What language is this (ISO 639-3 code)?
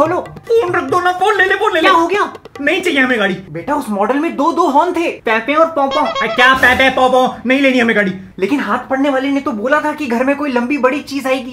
hin